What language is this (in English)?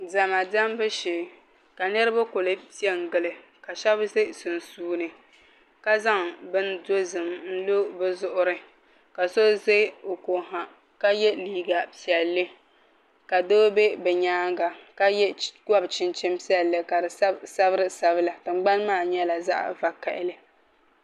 Dagbani